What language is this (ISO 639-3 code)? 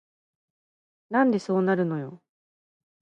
jpn